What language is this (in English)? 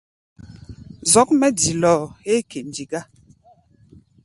Gbaya